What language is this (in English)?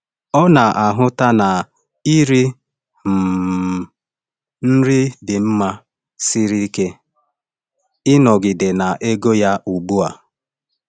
Igbo